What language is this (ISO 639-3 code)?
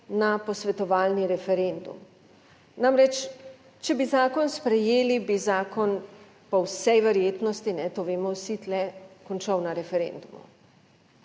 slv